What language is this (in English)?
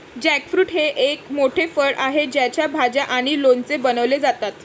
Marathi